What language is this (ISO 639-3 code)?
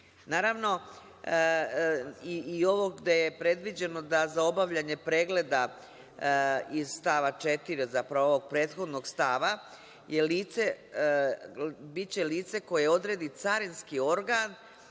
srp